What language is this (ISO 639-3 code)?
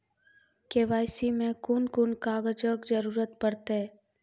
mai